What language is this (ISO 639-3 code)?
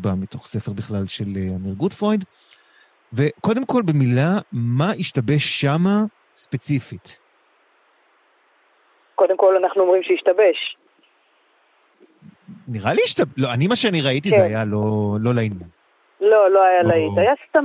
heb